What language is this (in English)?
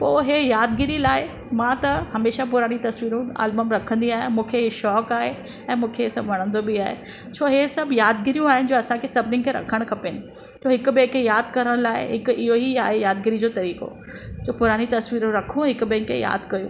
Sindhi